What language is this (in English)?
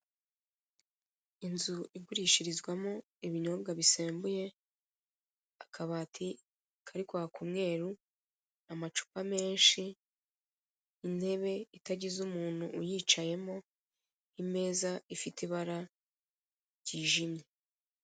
Kinyarwanda